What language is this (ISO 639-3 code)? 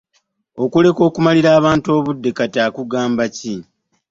lug